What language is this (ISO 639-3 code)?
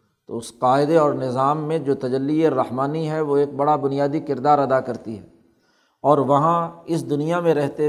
urd